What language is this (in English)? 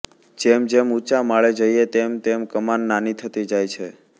Gujarati